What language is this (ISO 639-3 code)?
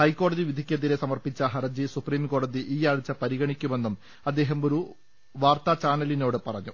mal